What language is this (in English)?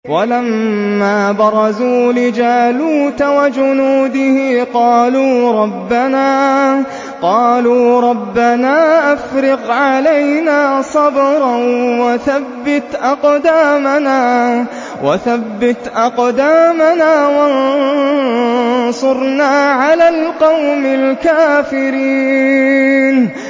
Arabic